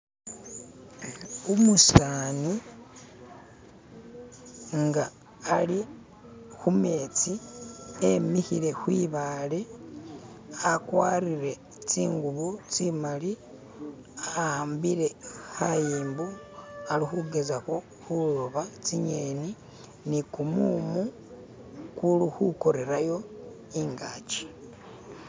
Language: Masaaba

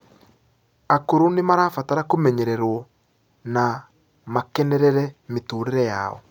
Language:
Kikuyu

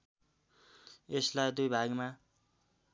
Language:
Nepali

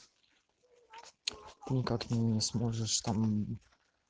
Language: Russian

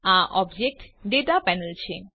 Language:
Gujarati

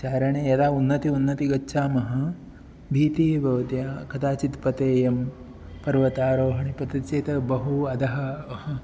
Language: Sanskrit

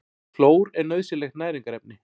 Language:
Icelandic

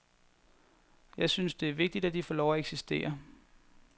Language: Danish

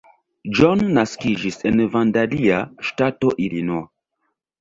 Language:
Esperanto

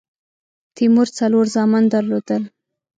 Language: Pashto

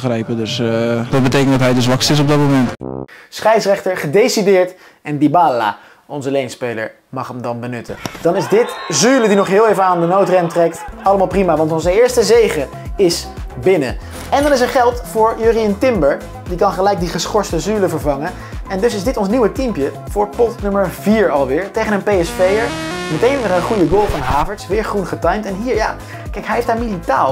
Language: Dutch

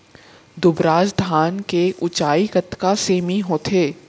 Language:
Chhattisgarhi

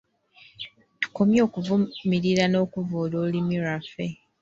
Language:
Ganda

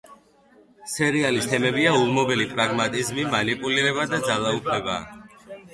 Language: Georgian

